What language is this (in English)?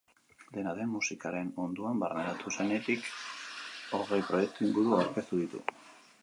Basque